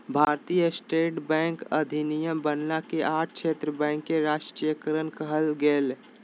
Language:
Magahi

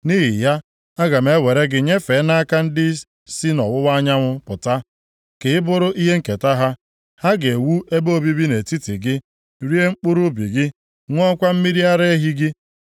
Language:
Igbo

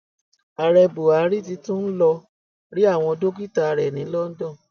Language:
Yoruba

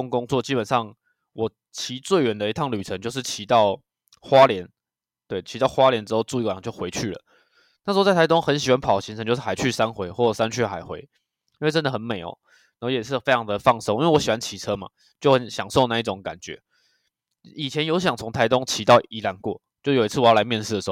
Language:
Chinese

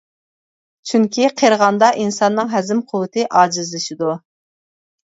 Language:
Uyghur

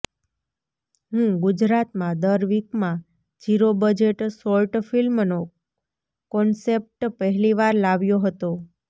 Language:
Gujarati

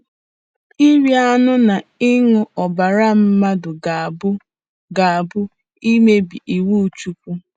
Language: Igbo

